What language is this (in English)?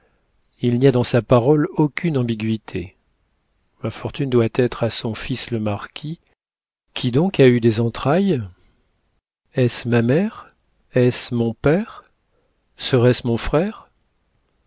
French